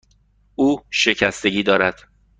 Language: Persian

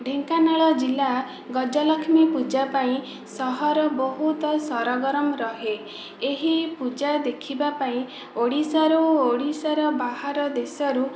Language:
Odia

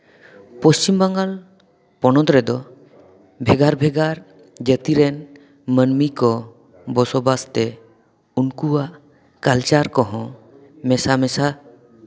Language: Santali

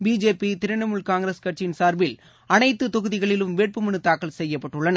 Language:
Tamil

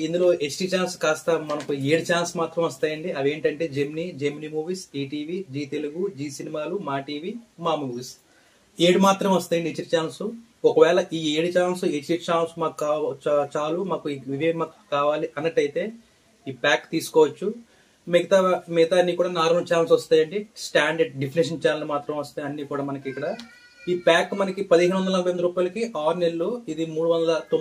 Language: Telugu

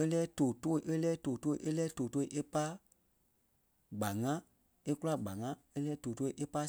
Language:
Kpelle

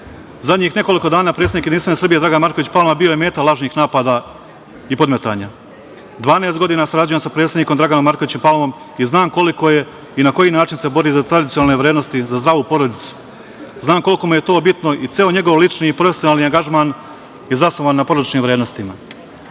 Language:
Serbian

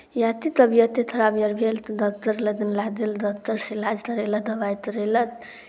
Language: Maithili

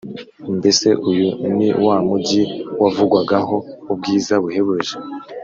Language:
Kinyarwanda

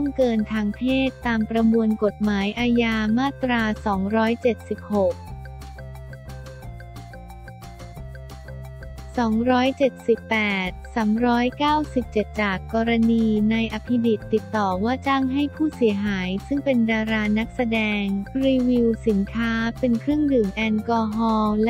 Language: Thai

